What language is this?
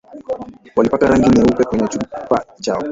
Swahili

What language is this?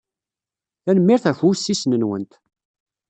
Kabyle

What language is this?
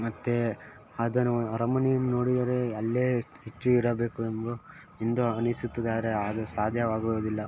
Kannada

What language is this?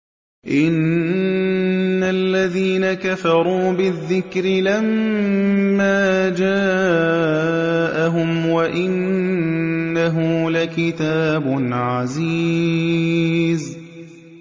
Arabic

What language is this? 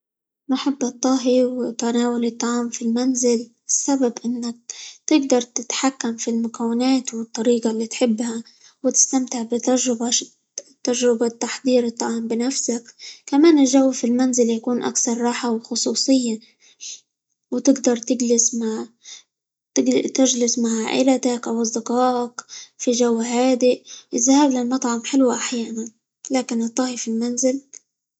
Libyan Arabic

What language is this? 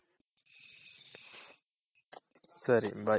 Kannada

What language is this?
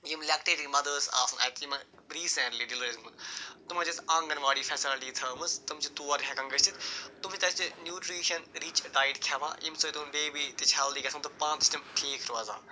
Kashmiri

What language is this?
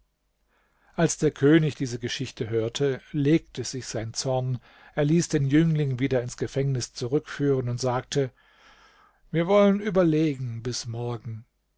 German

